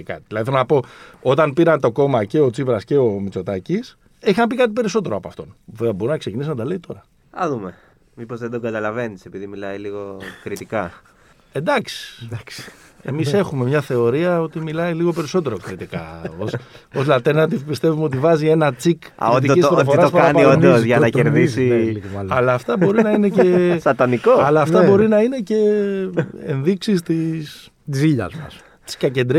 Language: Greek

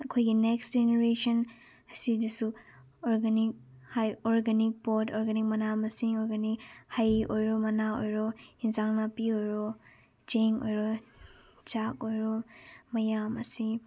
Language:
Manipuri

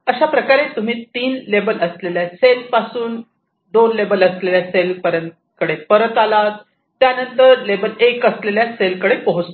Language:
Marathi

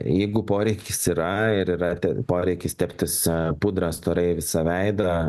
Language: Lithuanian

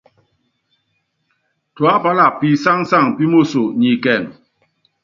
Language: Yangben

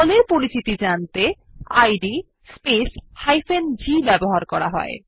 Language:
Bangla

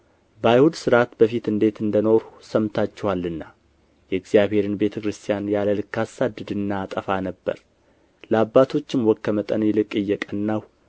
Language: Amharic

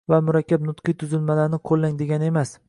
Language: Uzbek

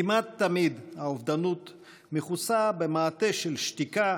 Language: Hebrew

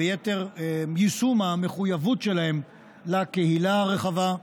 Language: Hebrew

